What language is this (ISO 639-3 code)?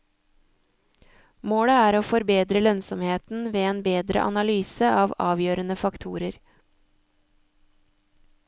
nor